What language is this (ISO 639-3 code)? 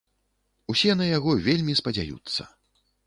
bel